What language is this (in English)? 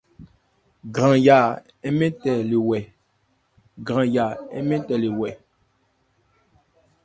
Ebrié